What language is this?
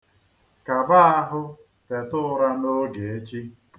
Igbo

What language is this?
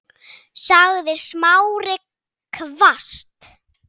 Icelandic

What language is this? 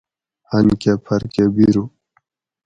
Gawri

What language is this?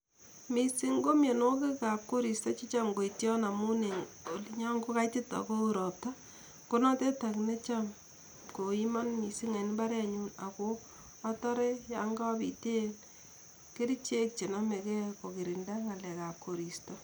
Kalenjin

